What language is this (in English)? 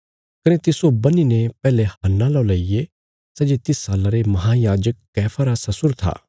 Bilaspuri